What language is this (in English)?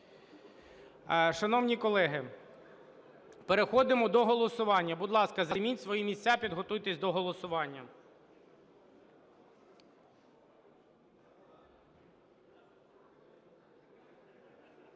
Ukrainian